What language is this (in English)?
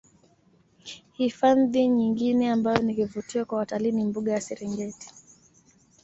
Swahili